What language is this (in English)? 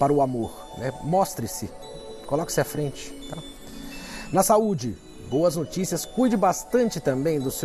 Portuguese